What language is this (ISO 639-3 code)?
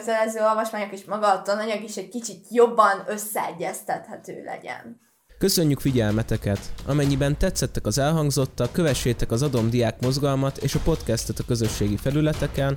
hun